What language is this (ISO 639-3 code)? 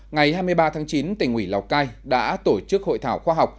vie